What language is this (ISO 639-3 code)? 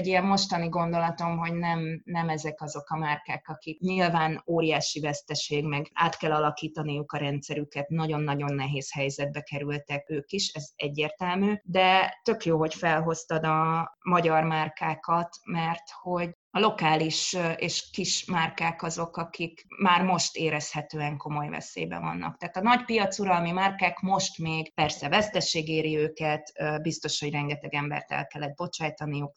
hun